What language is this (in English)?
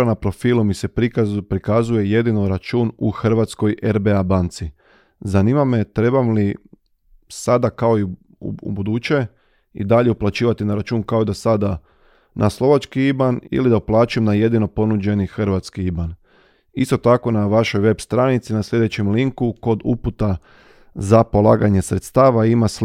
Croatian